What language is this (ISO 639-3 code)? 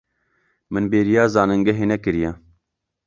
kur